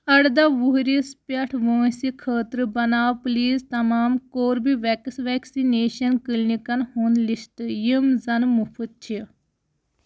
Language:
Kashmiri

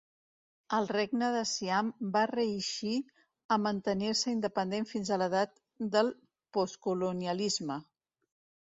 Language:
Catalan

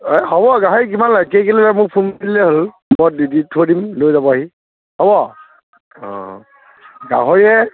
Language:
Assamese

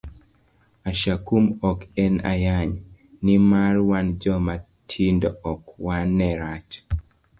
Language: Luo (Kenya and Tanzania)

